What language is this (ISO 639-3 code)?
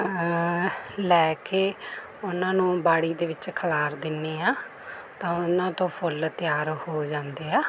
pan